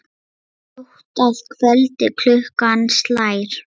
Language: Icelandic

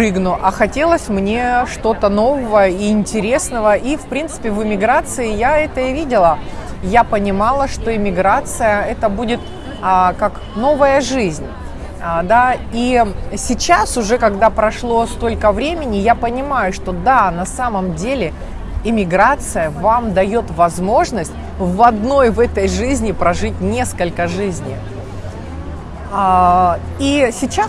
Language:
Russian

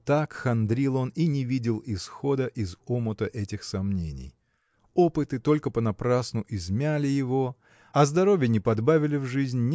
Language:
Russian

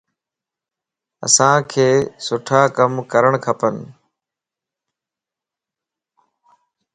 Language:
Lasi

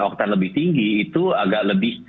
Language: Indonesian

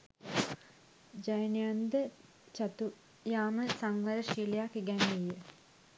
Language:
Sinhala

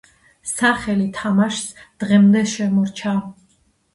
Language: Georgian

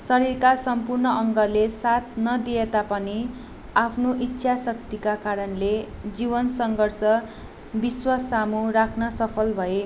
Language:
Nepali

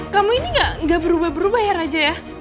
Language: Indonesian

